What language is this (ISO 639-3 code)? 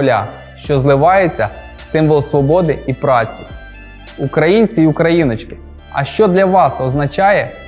ukr